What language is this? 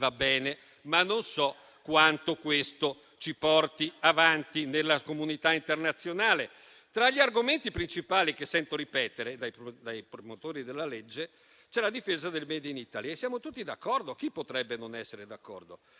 Italian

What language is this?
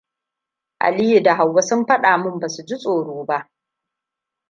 Hausa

